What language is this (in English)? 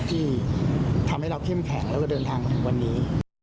Thai